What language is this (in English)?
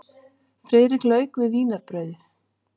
Icelandic